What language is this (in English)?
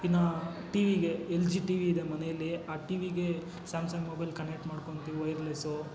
Kannada